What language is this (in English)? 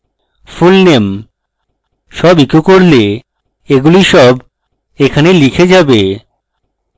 Bangla